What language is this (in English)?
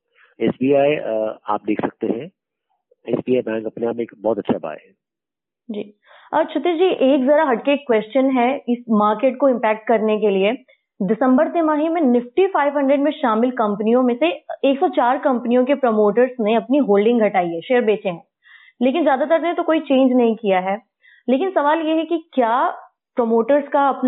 Hindi